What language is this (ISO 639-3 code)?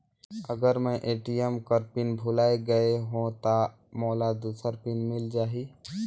hne